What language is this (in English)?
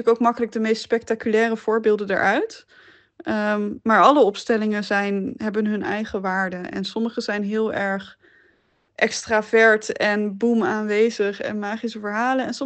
Dutch